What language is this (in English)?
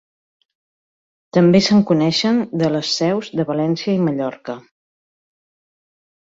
Catalan